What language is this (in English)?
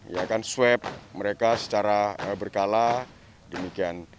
Indonesian